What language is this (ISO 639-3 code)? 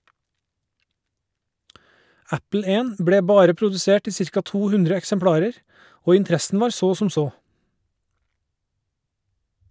nor